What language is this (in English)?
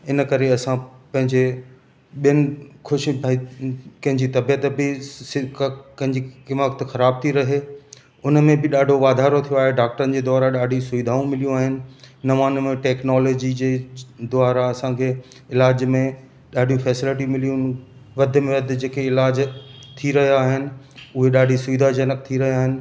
Sindhi